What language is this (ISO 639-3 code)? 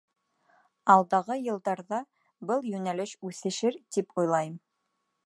bak